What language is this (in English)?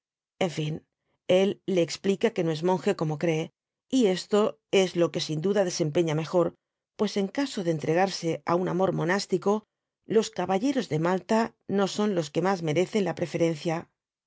Spanish